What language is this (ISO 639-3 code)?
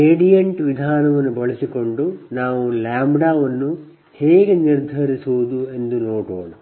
kan